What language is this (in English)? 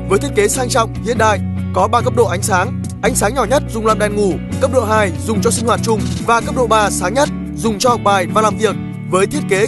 Vietnamese